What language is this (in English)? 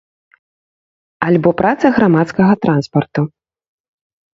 Belarusian